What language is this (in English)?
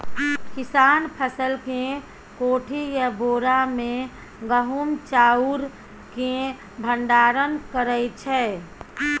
Maithili